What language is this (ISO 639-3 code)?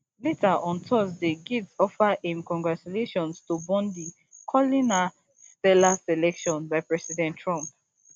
pcm